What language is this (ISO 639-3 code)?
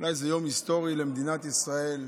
heb